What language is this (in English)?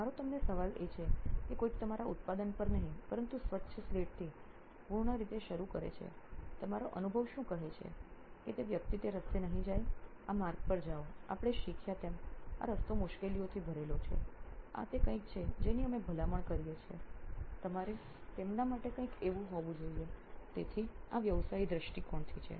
Gujarati